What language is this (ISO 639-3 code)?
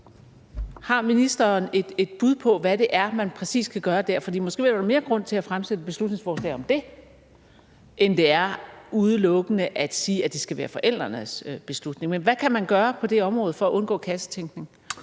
dan